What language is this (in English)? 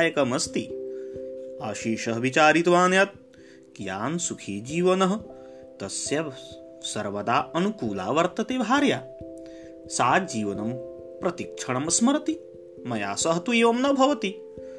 Hindi